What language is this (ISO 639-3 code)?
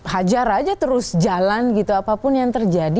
ind